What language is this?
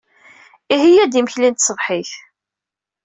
Kabyle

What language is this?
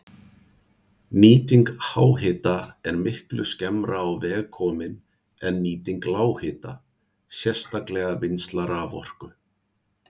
Icelandic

